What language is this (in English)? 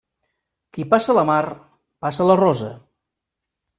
Catalan